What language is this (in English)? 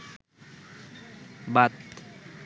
Bangla